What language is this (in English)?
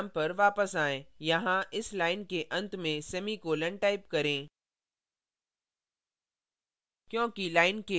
Hindi